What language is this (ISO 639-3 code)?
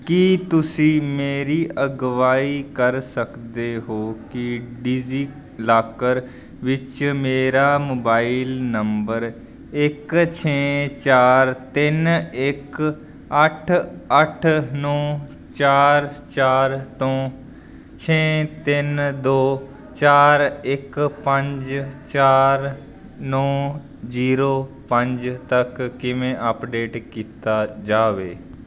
pan